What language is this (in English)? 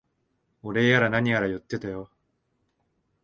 Japanese